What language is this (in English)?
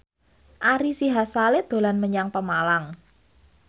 Javanese